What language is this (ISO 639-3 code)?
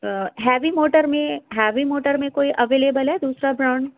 urd